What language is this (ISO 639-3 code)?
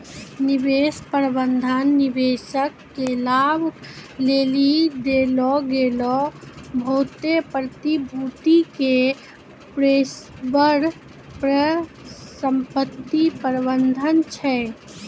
mai